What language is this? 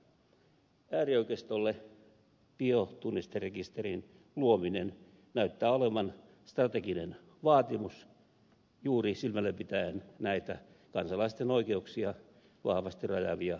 Finnish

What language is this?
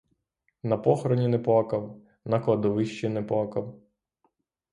Ukrainian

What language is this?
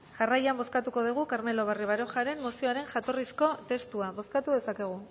Basque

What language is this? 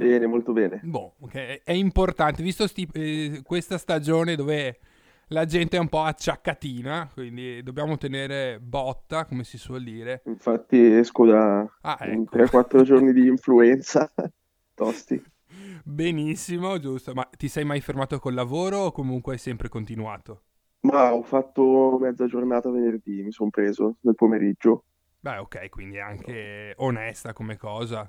Italian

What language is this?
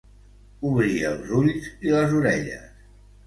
Catalan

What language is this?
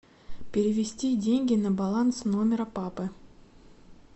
Russian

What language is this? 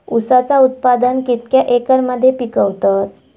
Marathi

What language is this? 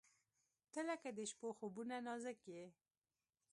Pashto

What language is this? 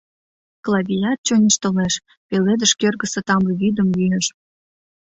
Mari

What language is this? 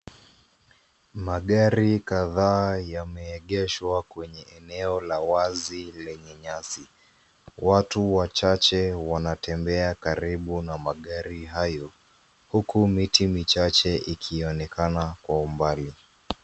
Swahili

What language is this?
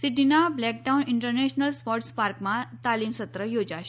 Gujarati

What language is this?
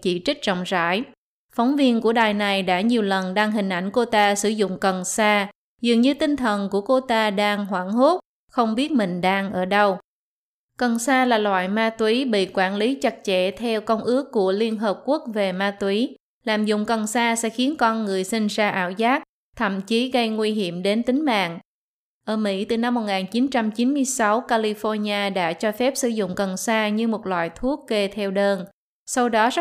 Vietnamese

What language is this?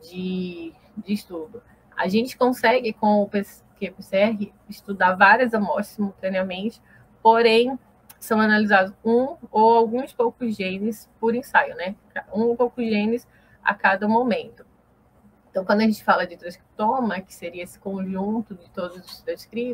Portuguese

